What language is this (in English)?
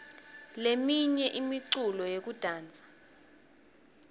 Swati